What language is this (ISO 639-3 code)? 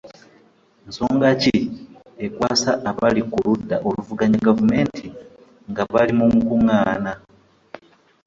lug